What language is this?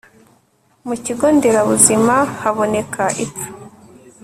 Kinyarwanda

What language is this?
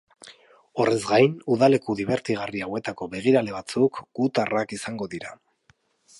Basque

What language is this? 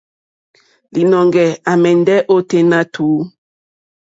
Mokpwe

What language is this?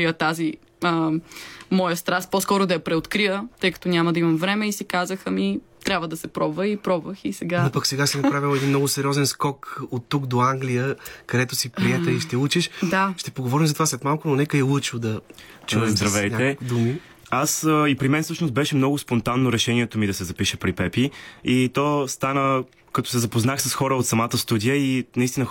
Bulgarian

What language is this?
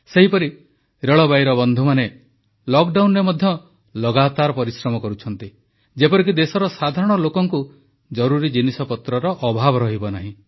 Odia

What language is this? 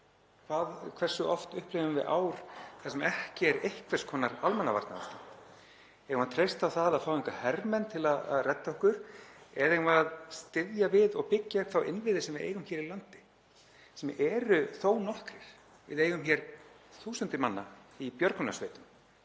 Icelandic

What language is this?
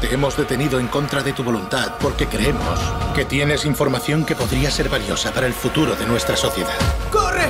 Spanish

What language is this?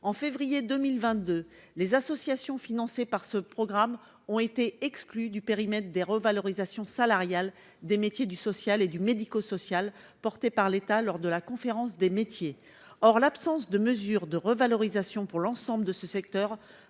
French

